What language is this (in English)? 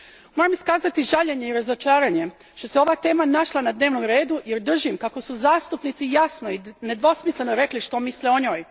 Croatian